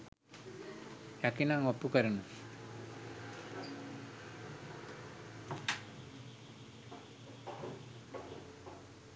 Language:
Sinhala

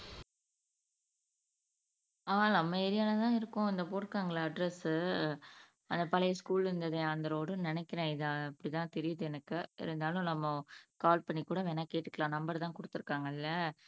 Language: Tamil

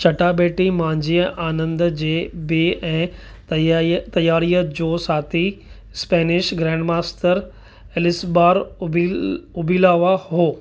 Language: Sindhi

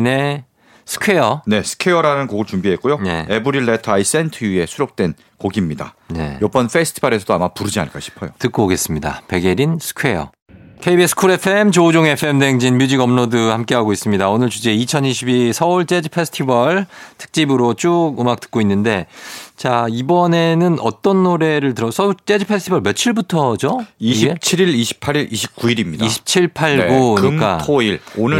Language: Korean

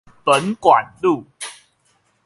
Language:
Chinese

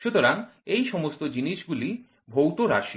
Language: Bangla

